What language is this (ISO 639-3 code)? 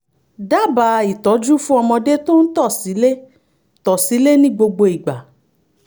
yor